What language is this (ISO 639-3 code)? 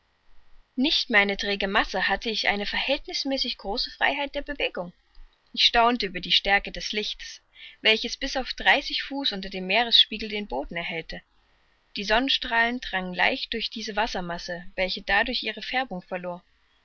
deu